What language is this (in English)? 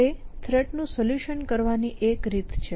Gujarati